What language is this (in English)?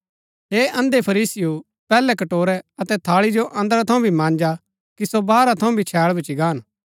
Gaddi